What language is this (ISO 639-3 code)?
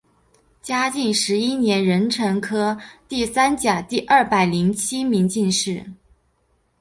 zho